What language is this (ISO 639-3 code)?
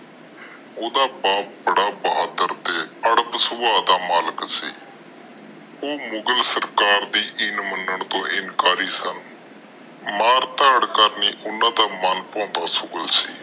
pan